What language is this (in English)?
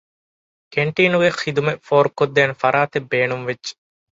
Divehi